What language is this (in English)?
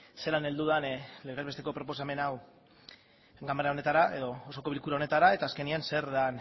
Basque